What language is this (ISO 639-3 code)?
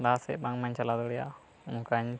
sat